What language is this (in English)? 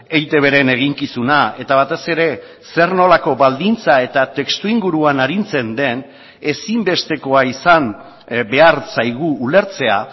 Basque